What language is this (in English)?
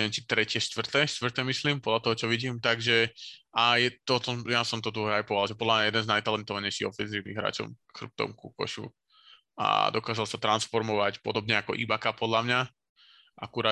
Slovak